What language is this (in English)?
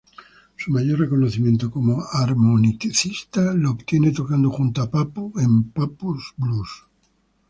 Spanish